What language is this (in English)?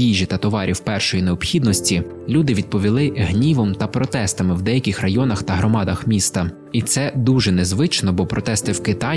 Ukrainian